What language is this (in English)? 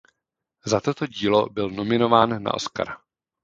Czech